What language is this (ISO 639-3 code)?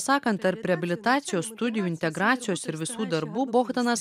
lit